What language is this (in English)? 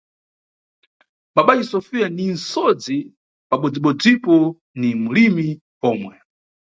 Nyungwe